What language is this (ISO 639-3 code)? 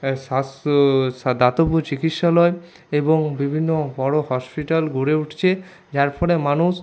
ben